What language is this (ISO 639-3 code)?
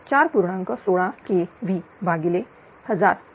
mar